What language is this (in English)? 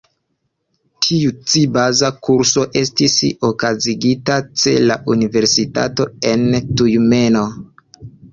Esperanto